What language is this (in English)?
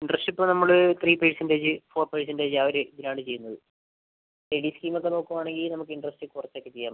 Malayalam